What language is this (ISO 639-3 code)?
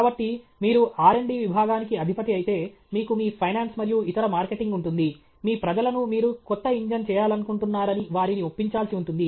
tel